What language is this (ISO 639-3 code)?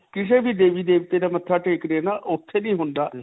pan